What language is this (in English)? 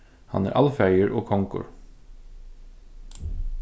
Faroese